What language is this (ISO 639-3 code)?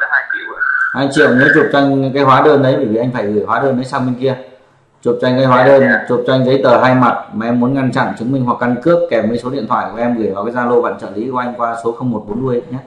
vie